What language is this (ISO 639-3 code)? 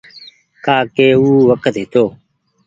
gig